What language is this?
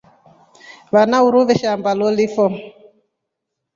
Rombo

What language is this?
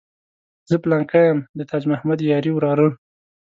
Pashto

